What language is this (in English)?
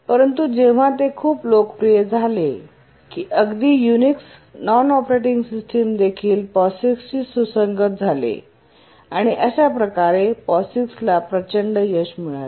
Marathi